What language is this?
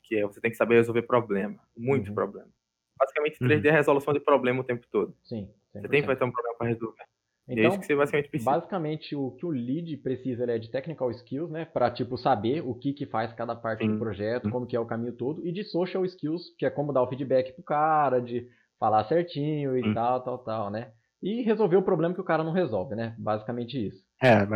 Portuguese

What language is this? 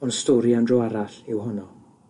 Welsh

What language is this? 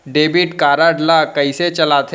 Chhattisgarhi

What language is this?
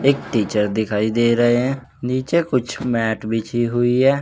Hindi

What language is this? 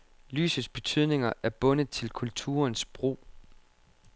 Danish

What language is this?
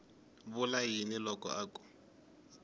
Tsonga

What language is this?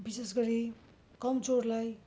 Nepali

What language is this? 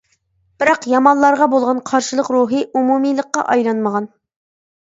Uyghur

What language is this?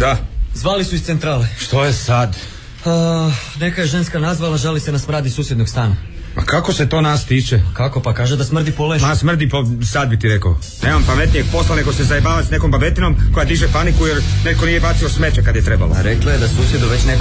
Croatian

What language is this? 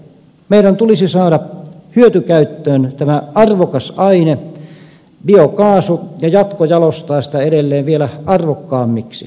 Finnish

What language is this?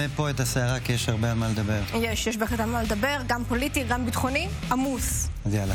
Hebrew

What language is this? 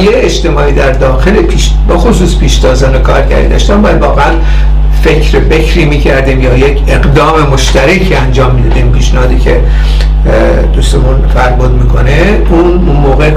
Persian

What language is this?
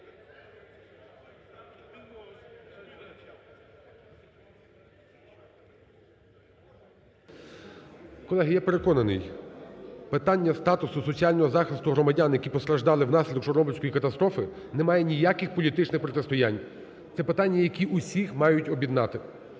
Ukrainian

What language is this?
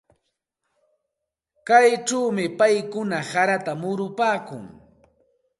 Santa Ana de Tusi Pasco Quechua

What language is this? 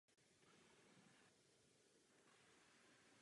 Czech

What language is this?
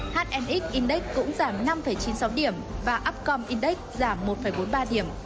Vietnamese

